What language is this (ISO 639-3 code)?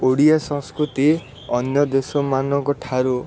ori